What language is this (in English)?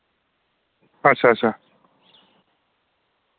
Dogri